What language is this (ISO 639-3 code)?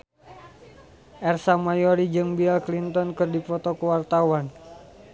sun